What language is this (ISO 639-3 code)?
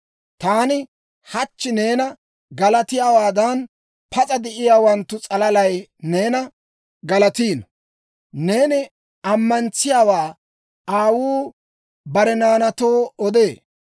dwr